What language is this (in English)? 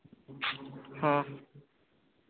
Santali